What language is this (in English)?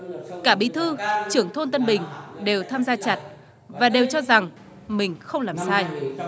Vietnamese